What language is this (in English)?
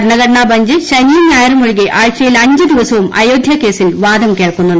Malayalam